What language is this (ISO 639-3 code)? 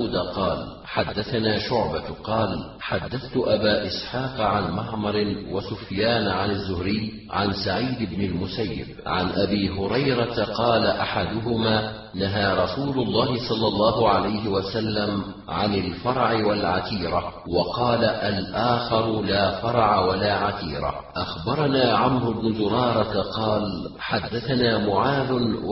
ara